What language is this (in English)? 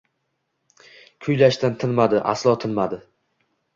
Uzbek